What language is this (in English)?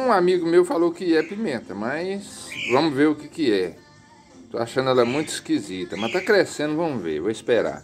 Portuguese